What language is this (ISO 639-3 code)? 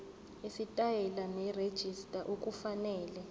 zul